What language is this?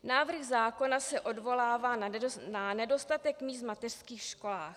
Czech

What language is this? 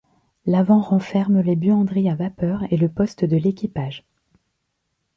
French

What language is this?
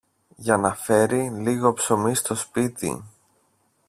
Greek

